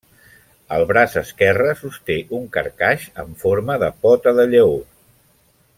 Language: Catalan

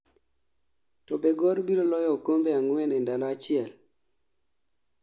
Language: Luo (Kenya and Tanzania)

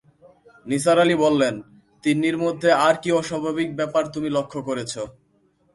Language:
Bangla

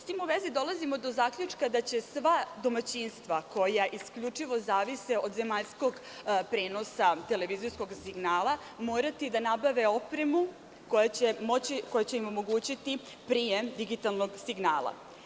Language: Serbian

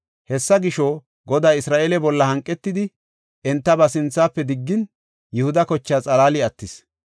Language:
Gofa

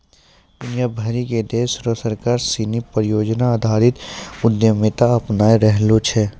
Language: Maithili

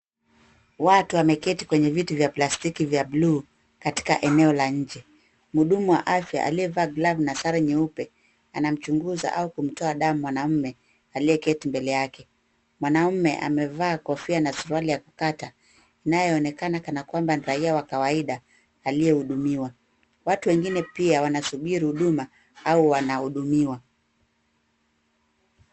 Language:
Swahili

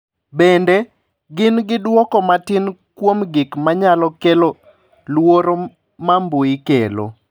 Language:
Luo (Kenya and Tanzania)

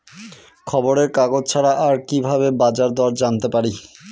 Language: Bangla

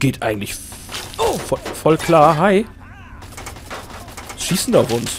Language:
German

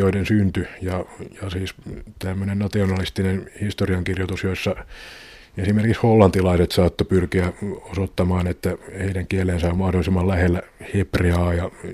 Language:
Finnish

